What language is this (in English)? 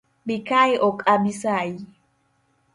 Luo (Kenya and Tanzania)